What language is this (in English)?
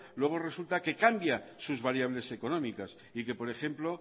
Spanish